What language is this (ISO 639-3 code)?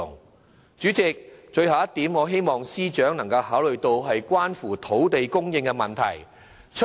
yue